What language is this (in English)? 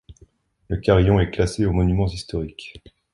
French